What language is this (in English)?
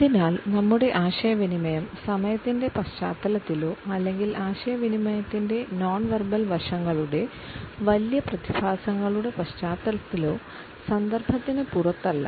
Malayalam